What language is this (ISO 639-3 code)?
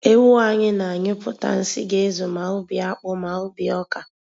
ibo